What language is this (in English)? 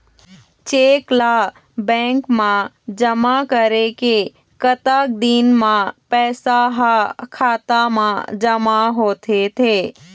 Chhattisgarhi